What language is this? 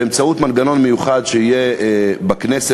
Hebrew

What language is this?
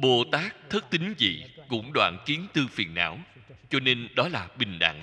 Vietnamese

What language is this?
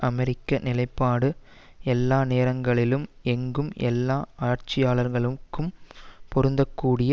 Tamil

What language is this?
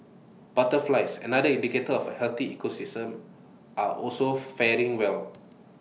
English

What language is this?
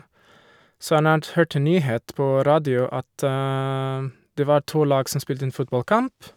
Norwegian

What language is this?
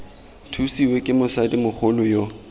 Tswana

